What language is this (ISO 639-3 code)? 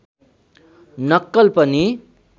nep